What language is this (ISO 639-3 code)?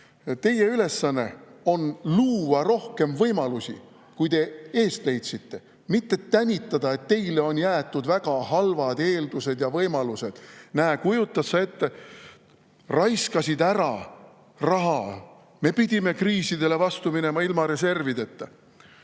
est